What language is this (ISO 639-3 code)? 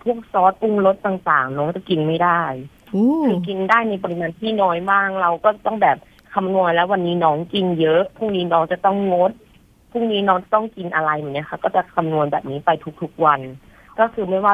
tha